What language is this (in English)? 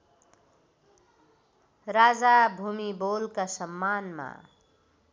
Nepali